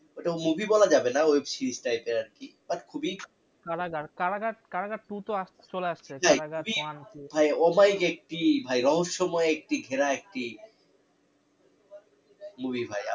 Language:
Bangla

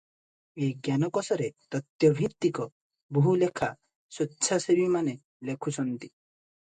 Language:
Odia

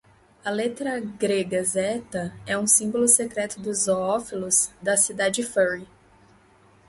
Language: Portuguese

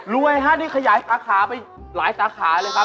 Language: Thai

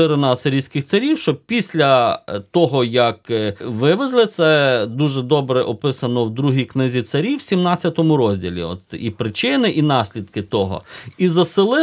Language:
Ukrainian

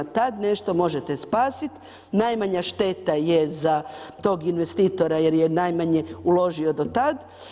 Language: Croatian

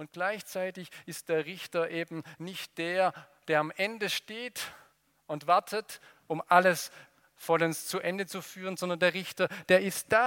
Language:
German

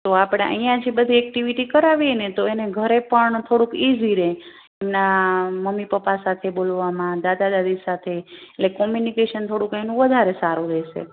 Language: Gujarati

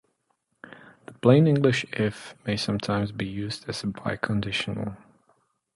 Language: English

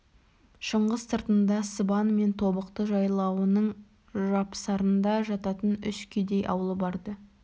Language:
Kazakh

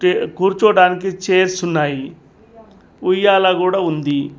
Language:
Telugu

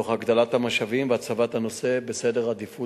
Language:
Hebrew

